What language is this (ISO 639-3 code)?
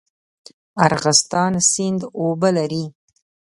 pus